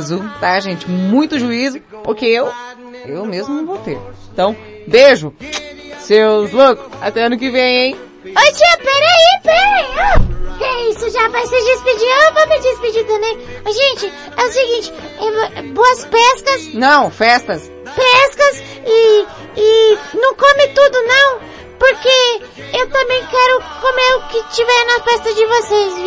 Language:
Portuguese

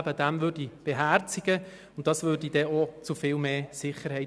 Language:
Swiss German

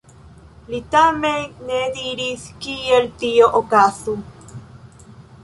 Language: Esperanto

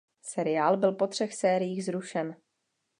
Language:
Czech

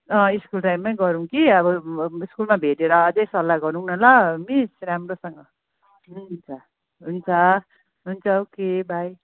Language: Nepali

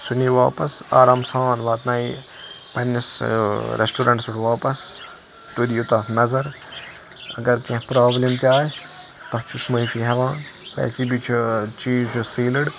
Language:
Kashmiri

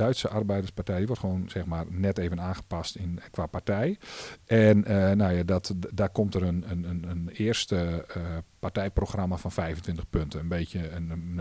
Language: Dutch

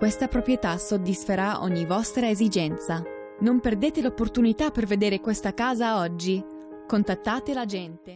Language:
Italian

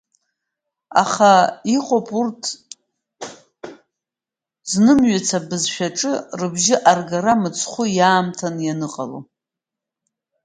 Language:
Abkhazian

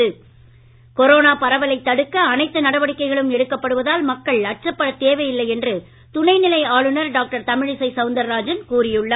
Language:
Tamil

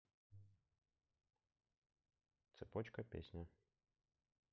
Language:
Russian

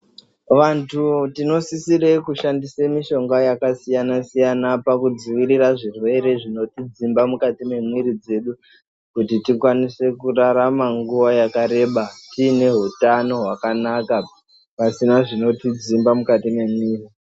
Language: Ndau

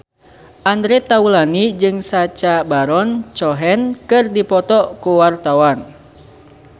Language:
Sundanese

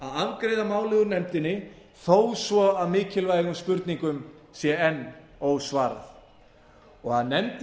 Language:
Icelandic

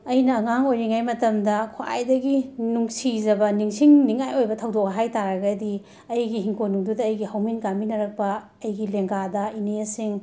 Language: Manipuri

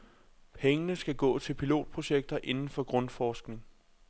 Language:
Danish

